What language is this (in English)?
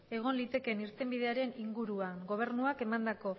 Basque